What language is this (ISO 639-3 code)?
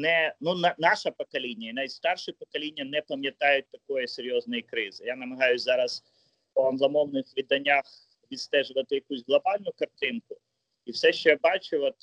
ukr